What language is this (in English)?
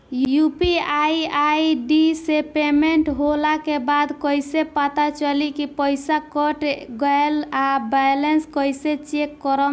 Bhojpuri